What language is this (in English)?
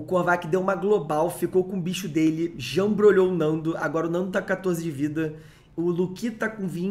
Portuguese